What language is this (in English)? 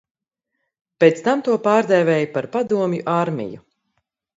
Latvian